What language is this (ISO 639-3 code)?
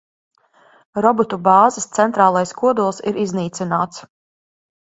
lav